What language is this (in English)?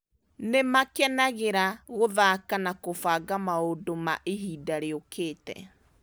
Kikuyu